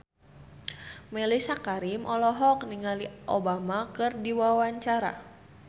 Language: Sundanese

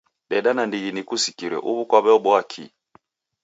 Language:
Taita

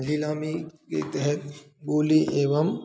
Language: Hindi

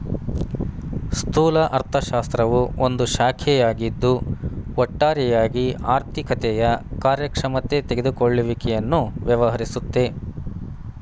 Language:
Kannada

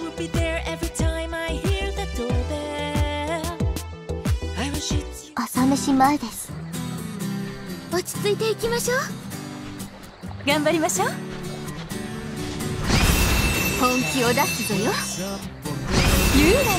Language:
Japanese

